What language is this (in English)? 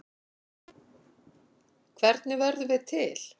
Icelandic